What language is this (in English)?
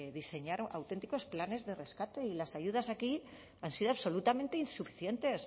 Spanish